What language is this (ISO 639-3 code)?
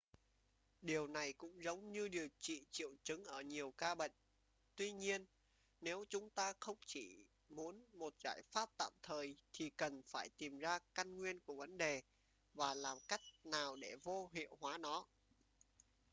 vie